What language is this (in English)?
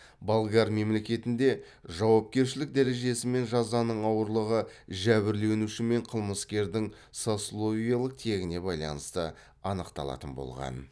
Kazakh